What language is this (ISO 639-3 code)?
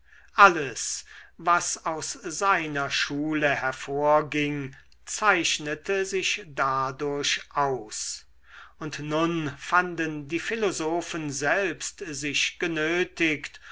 deu